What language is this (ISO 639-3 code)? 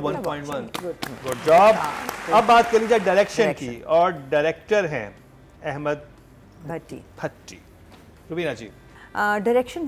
hin